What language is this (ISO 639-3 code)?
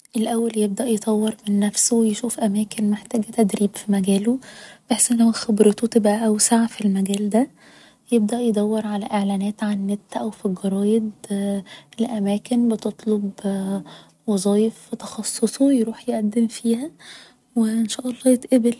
arz